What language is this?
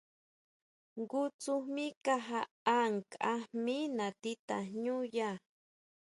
Huautla Mazatec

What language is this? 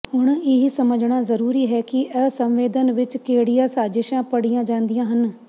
Punjabi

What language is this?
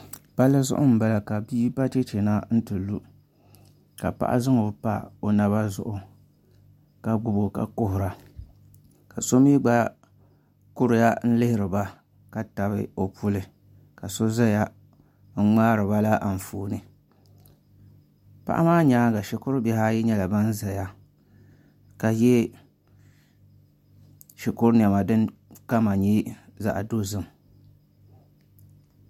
Dagbani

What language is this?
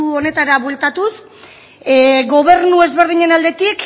Basque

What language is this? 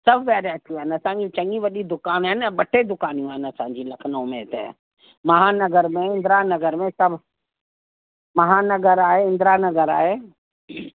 Sindhi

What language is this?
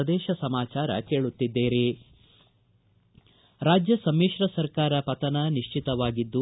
Kannada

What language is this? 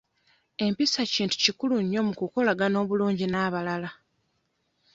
Ganda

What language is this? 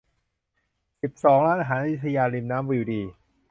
Thai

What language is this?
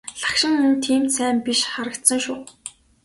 Mongolian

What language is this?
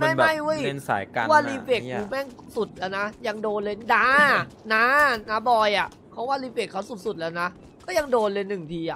Thai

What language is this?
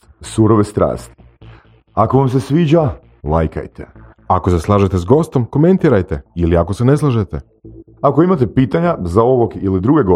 Croatian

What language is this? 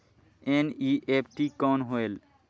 Chhattisgarhi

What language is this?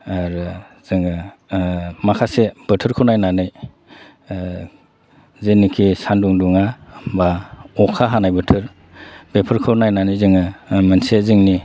Bodo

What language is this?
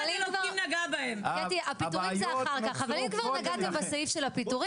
Hebrew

